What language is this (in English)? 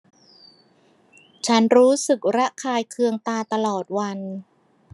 Thai